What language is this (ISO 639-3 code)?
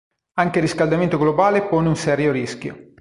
ita